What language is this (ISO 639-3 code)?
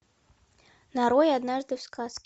rus